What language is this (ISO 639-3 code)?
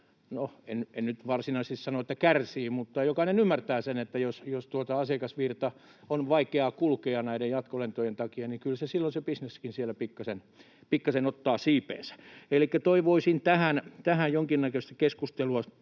fin